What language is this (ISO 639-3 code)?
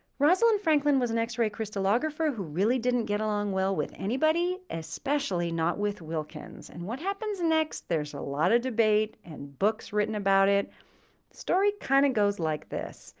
eng